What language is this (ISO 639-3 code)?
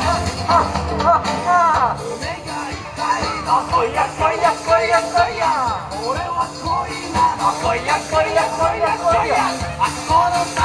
jpn